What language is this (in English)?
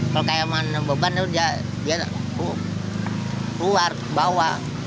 Indonesian